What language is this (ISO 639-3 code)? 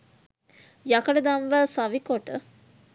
sin